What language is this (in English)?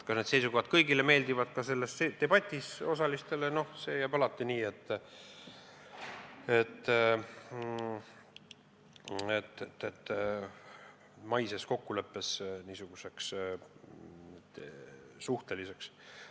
Estonian